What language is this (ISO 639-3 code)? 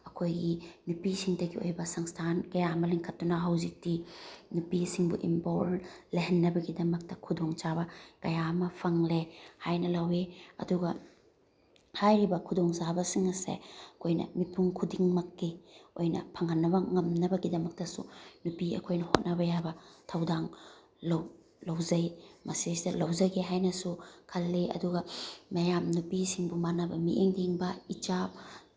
mni